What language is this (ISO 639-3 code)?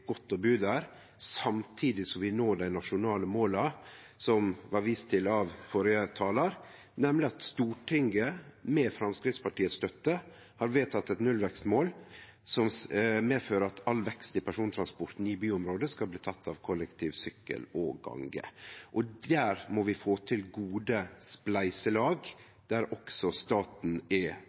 nno